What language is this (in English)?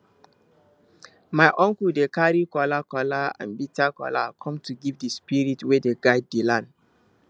Nigerian Pidgin